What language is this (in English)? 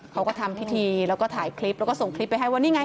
Thai